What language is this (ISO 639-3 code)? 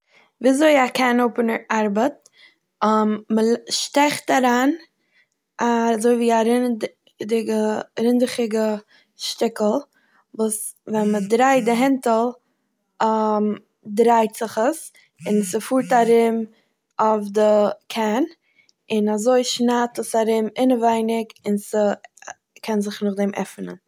yid